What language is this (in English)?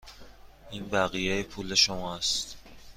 Persian